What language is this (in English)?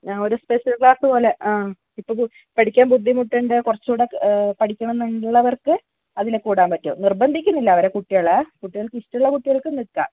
Malayalam